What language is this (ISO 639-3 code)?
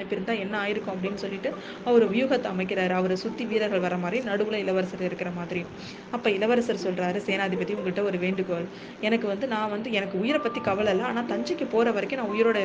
tam